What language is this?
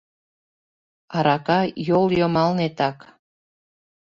Mari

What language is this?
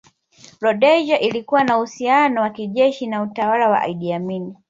Swahili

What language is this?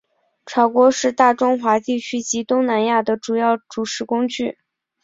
Chinese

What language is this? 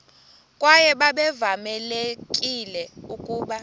Xhosa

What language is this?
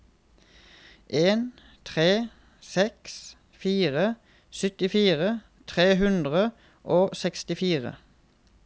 Norwegian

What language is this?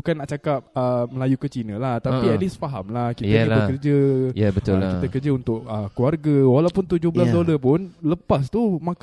Malay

